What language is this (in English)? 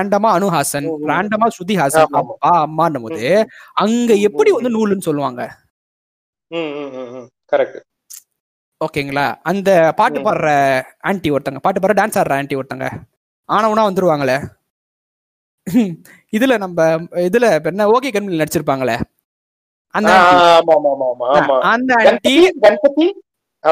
Tamil